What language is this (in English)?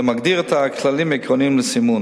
Hebrew